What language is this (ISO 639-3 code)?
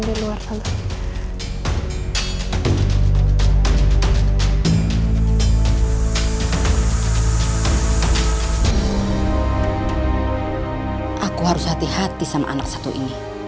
ind